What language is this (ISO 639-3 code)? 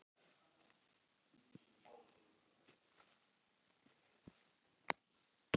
isl